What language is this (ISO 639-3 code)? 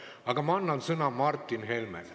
est